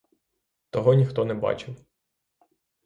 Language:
Ukrainian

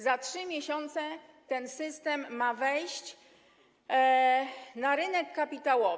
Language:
Polish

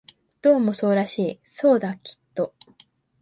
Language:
Japanese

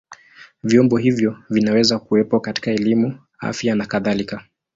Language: Swahili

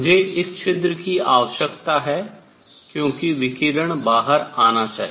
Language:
Hindi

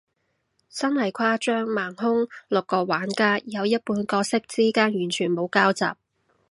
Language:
Cantonese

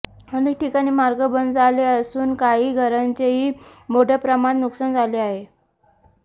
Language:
Marathi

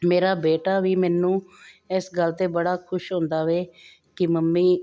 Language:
Punjabi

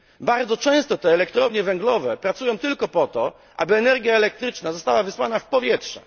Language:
Polish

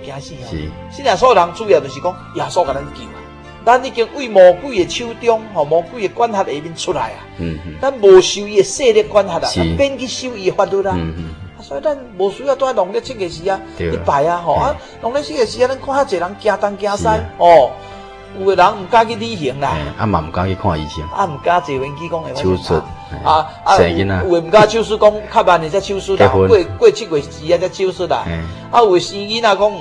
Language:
Chinese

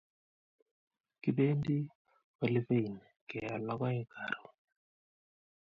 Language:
Kalenjin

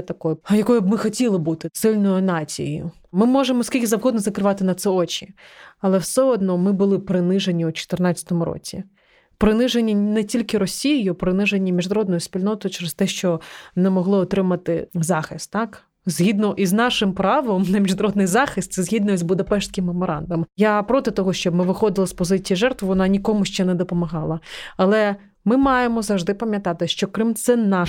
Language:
Ukrainian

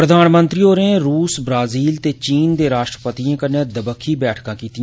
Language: Dogri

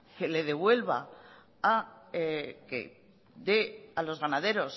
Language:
Spanish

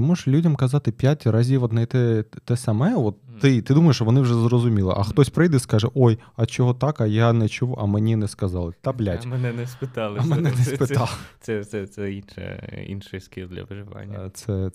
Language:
Ukrainian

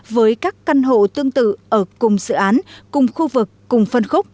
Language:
Vietnamese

